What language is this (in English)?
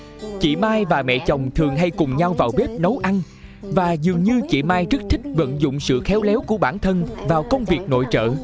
Vietnamese